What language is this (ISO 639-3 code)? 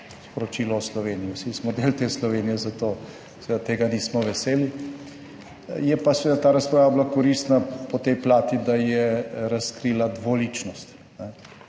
slv